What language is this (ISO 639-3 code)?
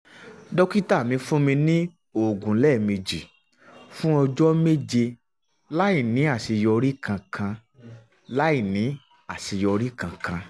yor